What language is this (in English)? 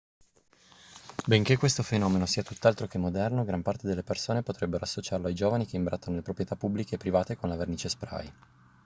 Italian